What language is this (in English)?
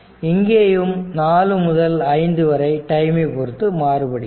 Tamil